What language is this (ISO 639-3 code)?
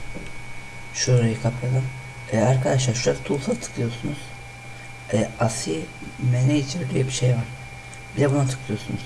tur